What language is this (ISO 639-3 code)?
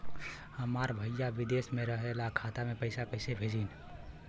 bho